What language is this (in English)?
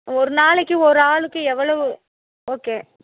Tamil